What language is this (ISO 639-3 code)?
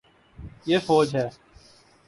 urd